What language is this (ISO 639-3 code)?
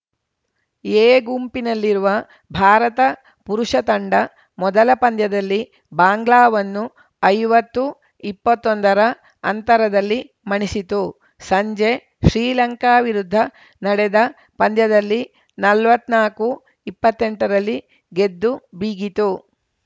kan